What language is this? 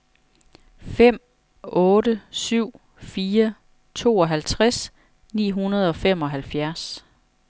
Danish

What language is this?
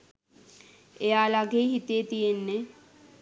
Sinhala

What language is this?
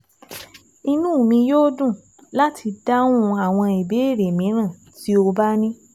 Yoruba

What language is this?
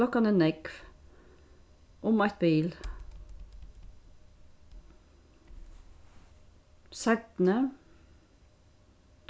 Faroese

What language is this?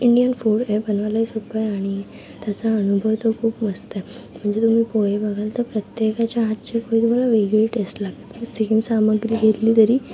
Marathi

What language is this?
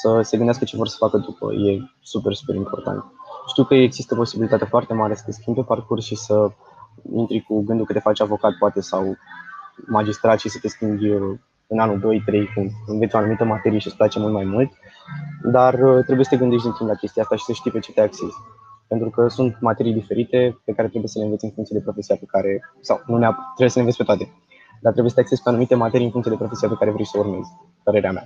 Romanian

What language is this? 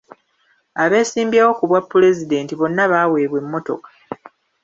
Ganda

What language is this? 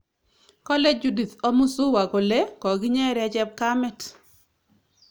Kalenjin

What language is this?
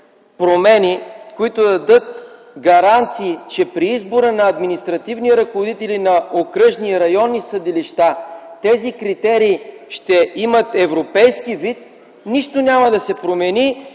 Bulgarian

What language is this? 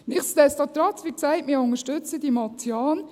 Swiss German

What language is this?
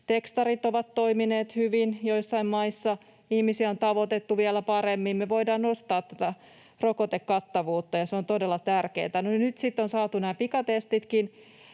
Finnish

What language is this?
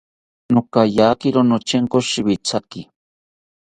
South Ucayali Ashéninka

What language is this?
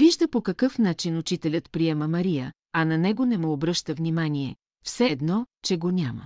Bulgarian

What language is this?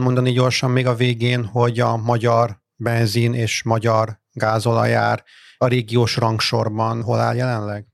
Hungarian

